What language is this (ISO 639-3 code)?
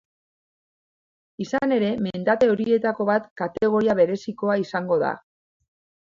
eus